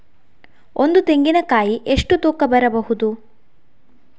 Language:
Kannada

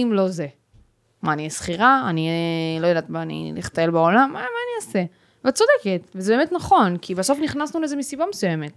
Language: Hebrew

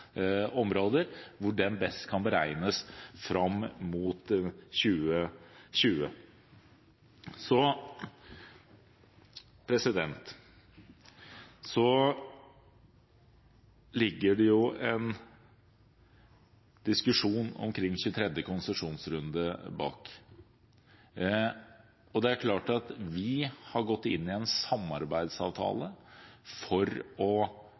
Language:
Norwegian Bokmål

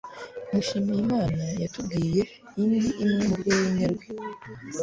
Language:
Kinyarwanda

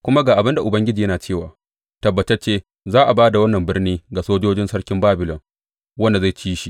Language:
Hausa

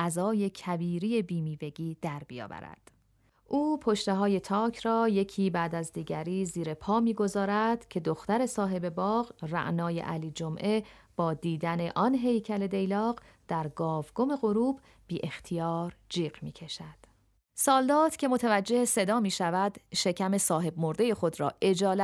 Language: Persian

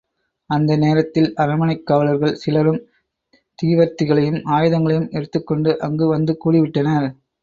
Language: Tamil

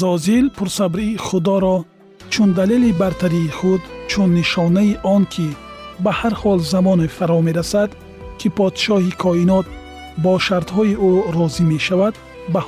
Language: Persian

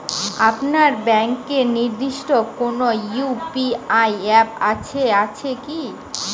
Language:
Bangla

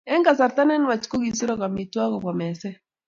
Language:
Kalenjin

